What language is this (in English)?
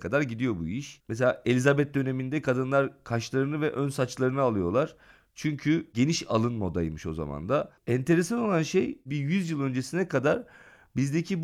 Turkish